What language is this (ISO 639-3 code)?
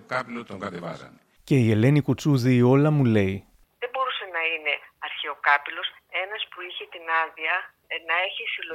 ell